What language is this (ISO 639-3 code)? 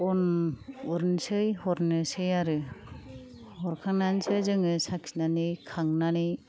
brx